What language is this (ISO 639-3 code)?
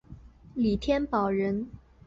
zho